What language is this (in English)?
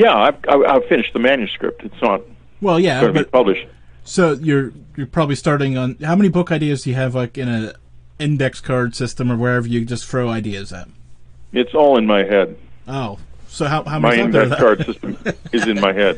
English